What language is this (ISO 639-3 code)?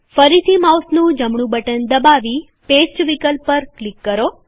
guj